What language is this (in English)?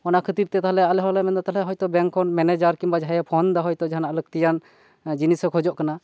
Santali